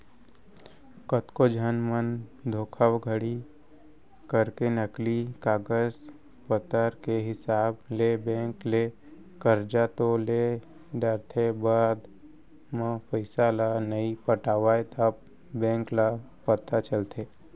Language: Chhattisgarhi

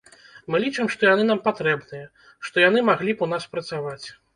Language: Belarusian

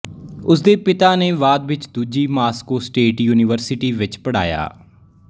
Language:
Punjabi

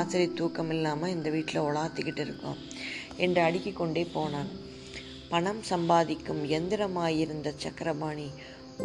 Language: Tamil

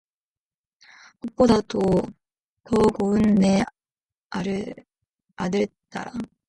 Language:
Korean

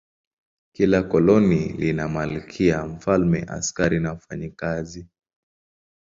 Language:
Swahili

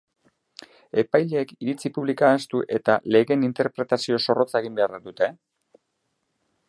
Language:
Basque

